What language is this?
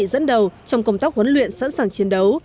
Vietnamese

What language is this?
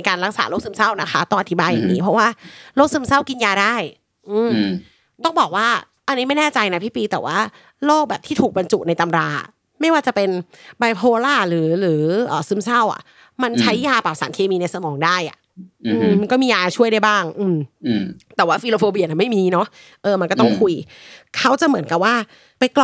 Thai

